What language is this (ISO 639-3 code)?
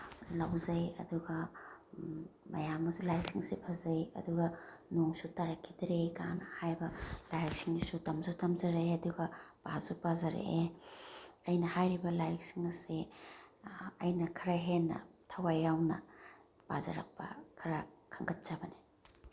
mni